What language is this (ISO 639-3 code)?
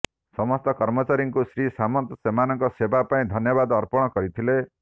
ori